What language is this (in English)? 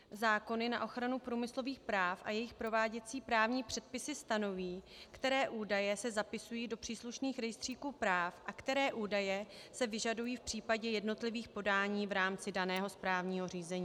Czech